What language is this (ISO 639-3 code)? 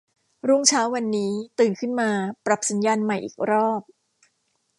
tha